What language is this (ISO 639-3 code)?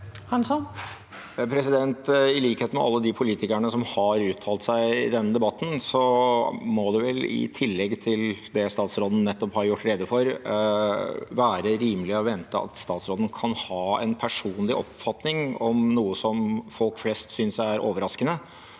nor